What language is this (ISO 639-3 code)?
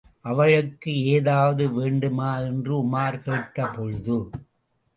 tam